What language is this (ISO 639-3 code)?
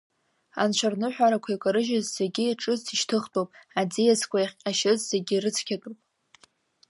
abk